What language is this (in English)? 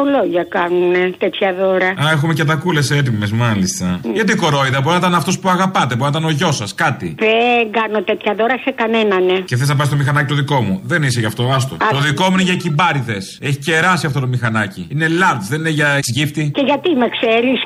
Greek